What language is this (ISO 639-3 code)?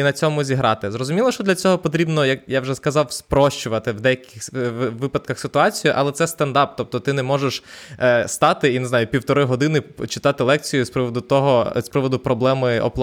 ukr